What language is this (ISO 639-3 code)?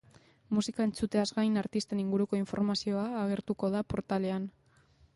eus